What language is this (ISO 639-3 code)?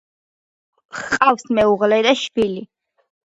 kat